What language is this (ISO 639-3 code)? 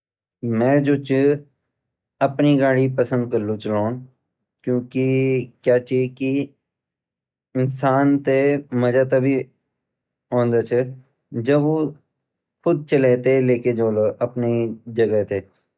gbm